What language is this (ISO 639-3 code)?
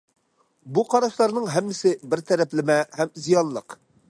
uig